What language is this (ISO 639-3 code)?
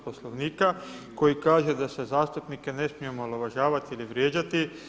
hrv